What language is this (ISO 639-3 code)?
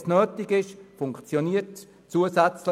gsw